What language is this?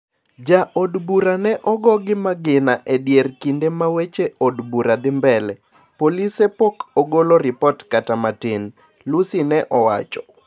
Luo (Kenya and Tanzania)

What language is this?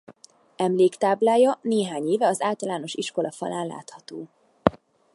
Hungarian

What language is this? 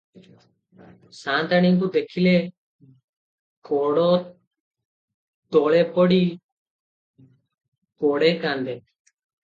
Odia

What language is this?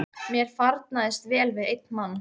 Icelandic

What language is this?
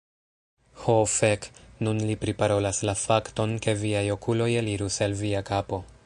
Esperanto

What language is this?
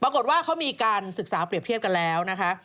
Thai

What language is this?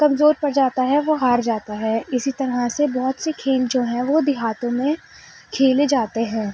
Urdu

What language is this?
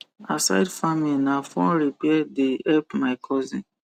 Nigerian Pidgin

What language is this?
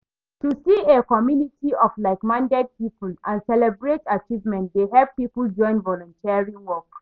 Nigerian Pidgin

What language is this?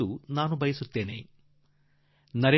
Kannada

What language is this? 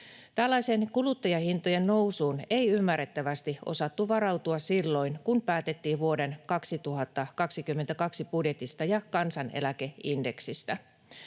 Finnish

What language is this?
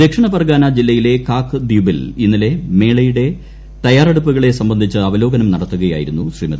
Malayalam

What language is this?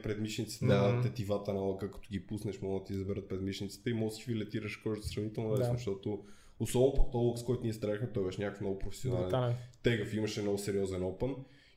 Bulgarian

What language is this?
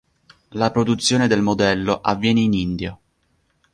Italian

